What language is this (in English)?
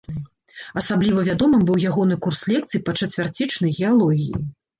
Belarusian